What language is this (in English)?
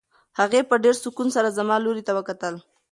Pashto